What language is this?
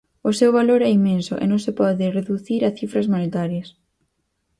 Galician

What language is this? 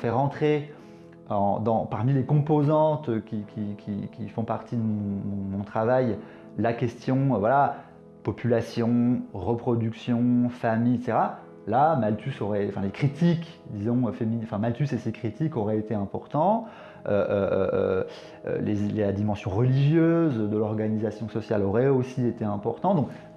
French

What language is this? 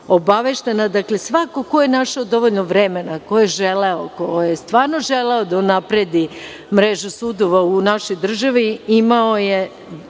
Serbian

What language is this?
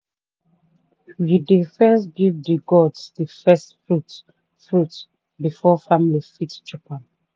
Nigerian Pidgin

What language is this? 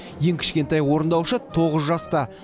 Kazakh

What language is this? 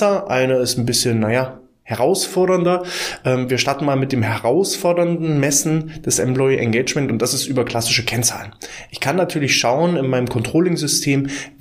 German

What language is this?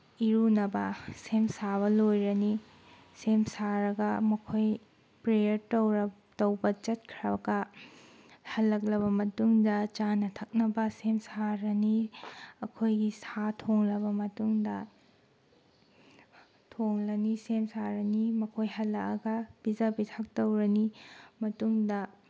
Manipuri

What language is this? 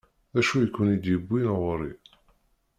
Kabyle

